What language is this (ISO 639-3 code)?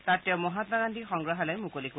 asm